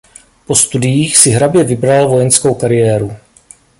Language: Czech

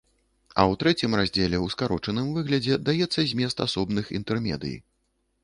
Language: Belarusian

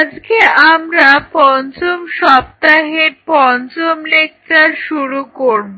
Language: Bangla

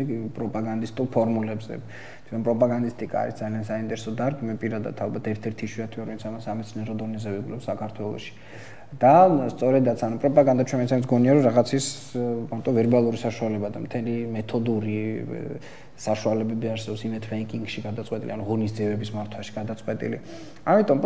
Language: Romanian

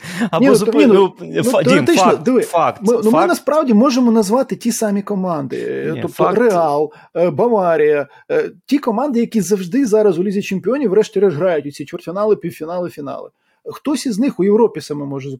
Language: Ukrainian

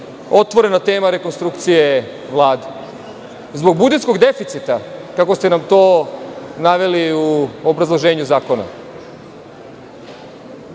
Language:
Serbian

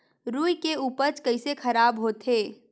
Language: Chhattisgarhi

